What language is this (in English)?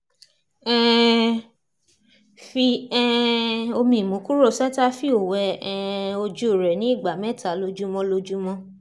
Yoruba